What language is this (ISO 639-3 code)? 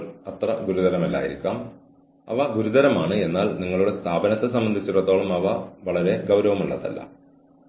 mal